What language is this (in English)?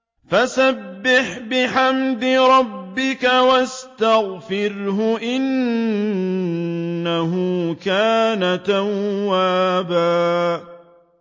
Arabic